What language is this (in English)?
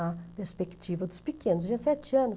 Portuguese